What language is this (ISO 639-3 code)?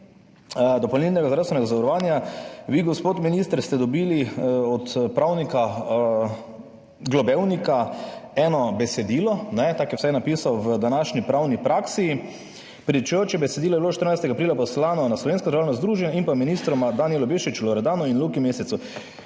slv